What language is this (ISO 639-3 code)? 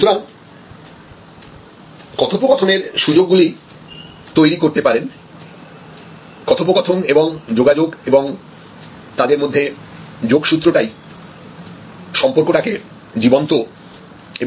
ben